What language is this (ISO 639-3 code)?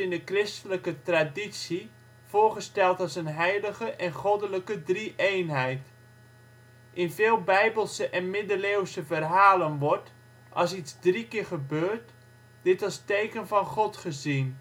nld